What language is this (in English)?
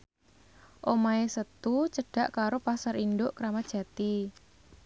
Javanese